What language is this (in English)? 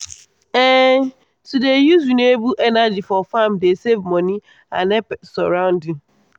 Nigerian Pidgin